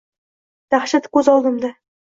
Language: Uzbek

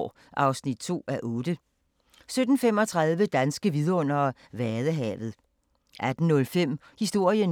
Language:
Danish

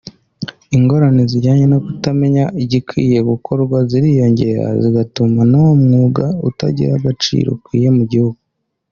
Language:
Kinyarwanda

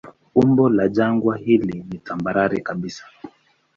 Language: Swahili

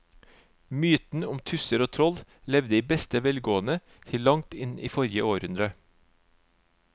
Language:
Norwegian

